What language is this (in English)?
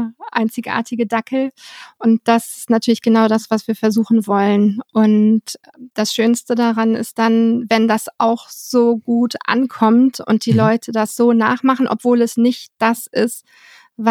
German